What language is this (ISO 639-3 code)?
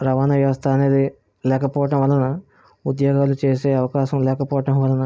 tel